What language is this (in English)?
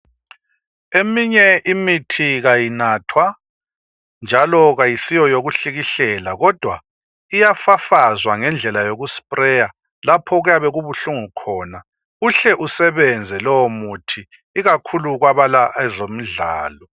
North Ndebele